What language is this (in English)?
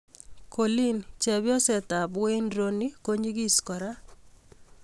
Kalenjin